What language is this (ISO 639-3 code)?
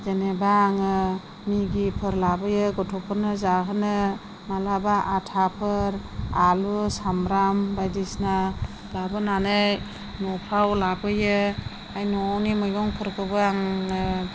brx